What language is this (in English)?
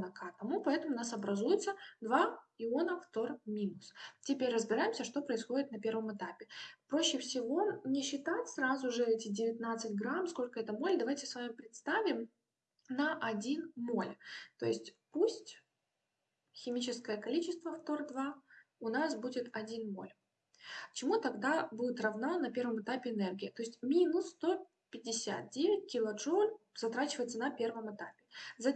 Russian